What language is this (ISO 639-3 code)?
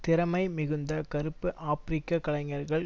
tam